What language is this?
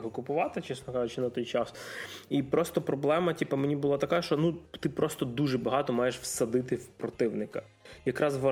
Ukrainian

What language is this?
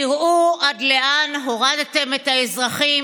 Hebrew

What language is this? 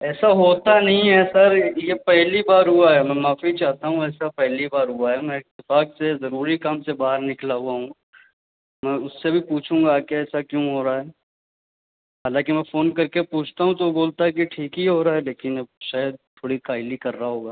Urdu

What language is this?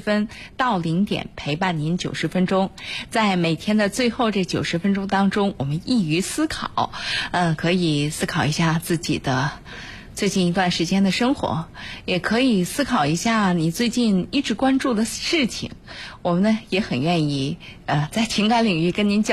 Chinese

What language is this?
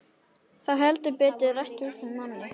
Icelandic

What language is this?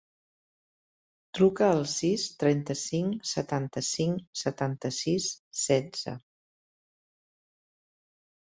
Catalan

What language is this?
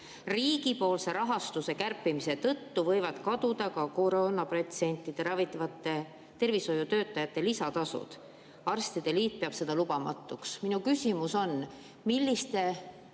Estonian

